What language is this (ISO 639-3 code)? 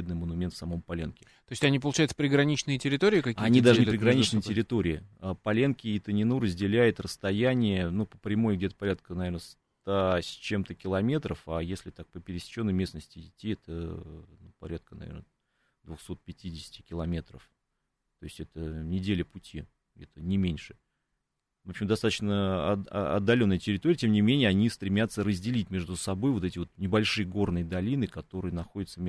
rus